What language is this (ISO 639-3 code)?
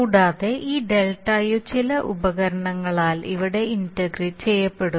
mal